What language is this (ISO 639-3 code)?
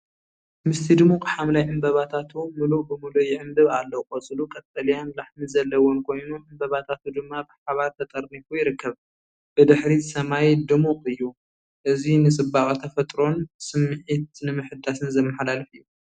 tir